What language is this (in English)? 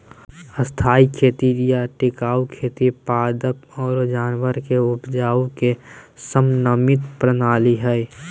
Magahi